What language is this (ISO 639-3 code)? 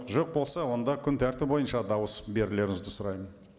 kaz